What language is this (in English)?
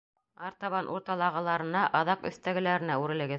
Bashkir